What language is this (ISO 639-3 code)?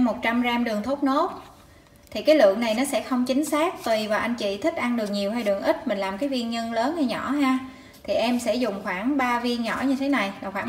vie